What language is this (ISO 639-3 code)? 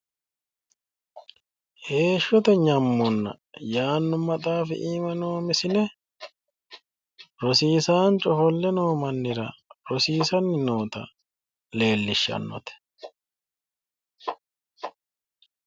sid